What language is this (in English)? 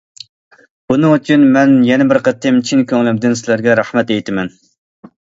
Uyghur